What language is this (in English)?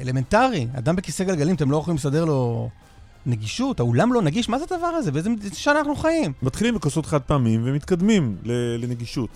Hebrew